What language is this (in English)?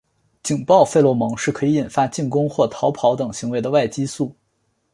Chinese